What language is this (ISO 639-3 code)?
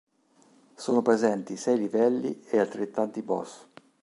ita